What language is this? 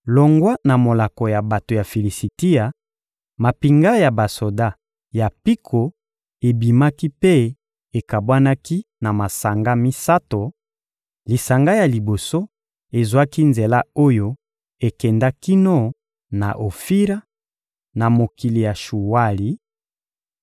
Lingala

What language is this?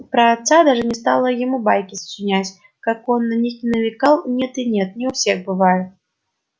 Russian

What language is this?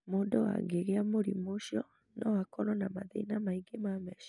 Kikuyu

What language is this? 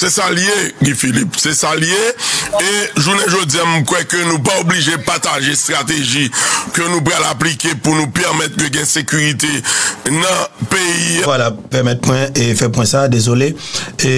French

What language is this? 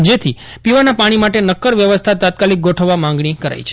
Gujarati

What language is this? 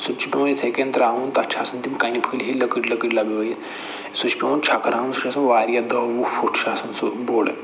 Kashmiri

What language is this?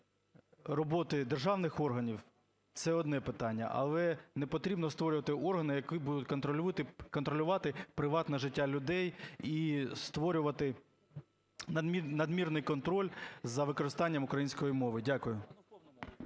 Ukrainian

